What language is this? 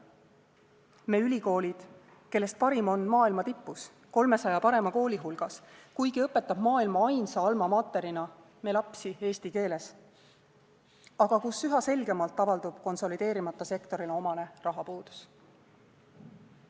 Estonian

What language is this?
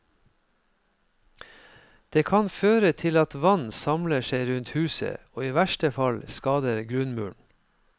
Norwegian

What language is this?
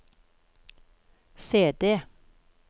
Norwegian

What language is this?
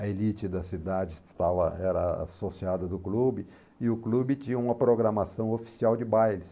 Portuguese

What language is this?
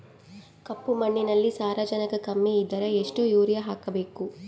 Kannada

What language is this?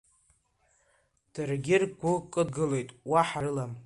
Abkhazian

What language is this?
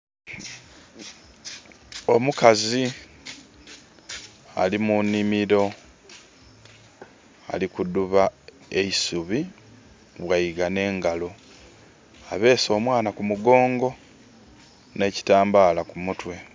Soga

